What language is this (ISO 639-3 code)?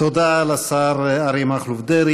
heb